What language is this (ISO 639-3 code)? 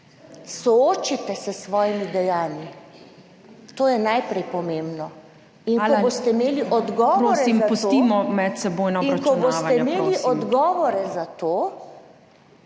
slv